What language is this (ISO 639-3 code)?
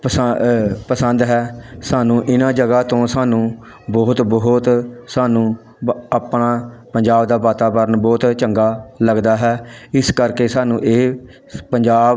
pan